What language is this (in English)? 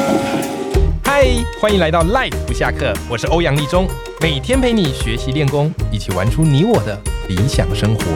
Chinese